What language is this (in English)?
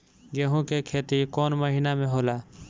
Bhojpuri